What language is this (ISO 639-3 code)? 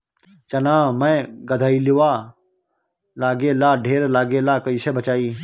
bho